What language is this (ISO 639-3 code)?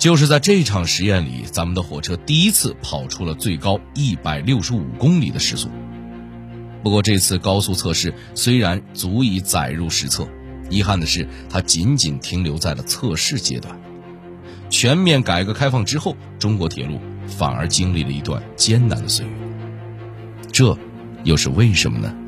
zho